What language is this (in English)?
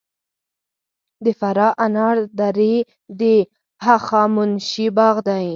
Pashto